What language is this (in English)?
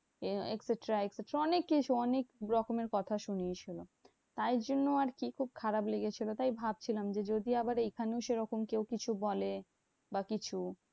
Bangla